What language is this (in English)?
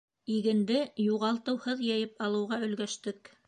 Bashkir